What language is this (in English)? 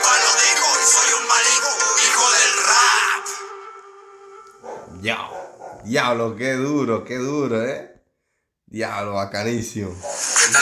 Spanish